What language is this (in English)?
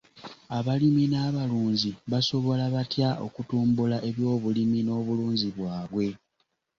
Ganda